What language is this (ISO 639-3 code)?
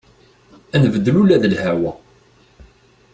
kab